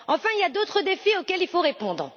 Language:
French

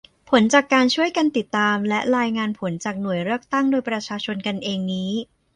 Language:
Thai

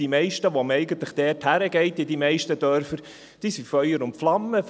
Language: Swiss German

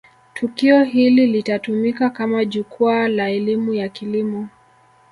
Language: Swahili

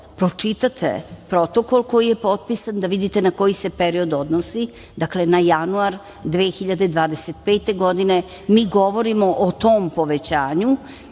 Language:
Serbian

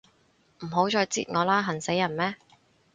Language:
Cantonese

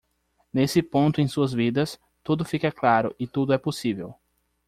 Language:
Portuguese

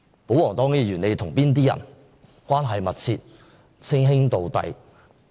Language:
Cantonese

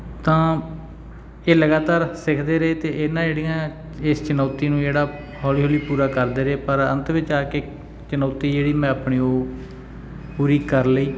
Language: Punjabi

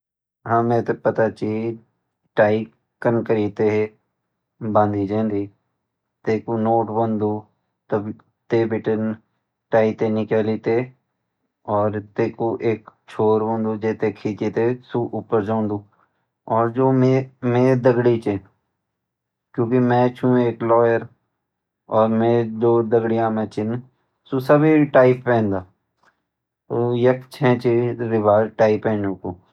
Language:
Garhwali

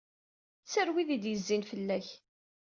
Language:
Kabyle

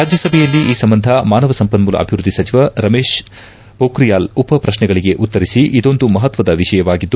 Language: Kannada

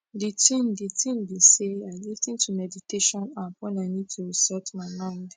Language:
Nigerian Pidgin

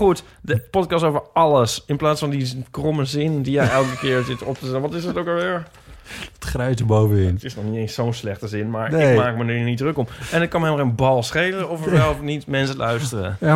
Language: Dutch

